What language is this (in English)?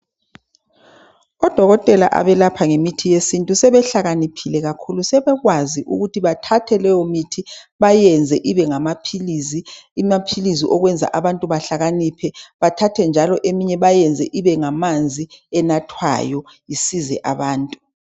North Ndebele